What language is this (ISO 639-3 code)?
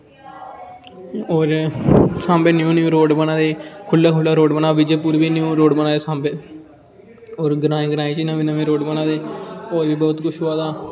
doi